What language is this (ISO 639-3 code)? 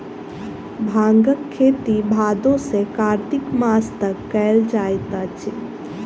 mai